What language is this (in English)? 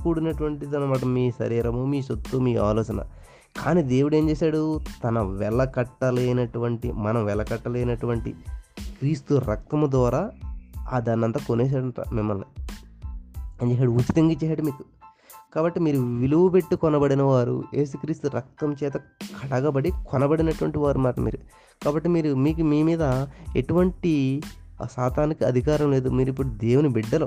Telugu